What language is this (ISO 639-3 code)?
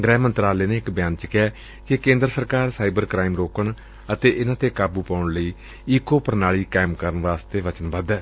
pan